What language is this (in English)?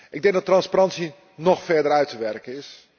Dutch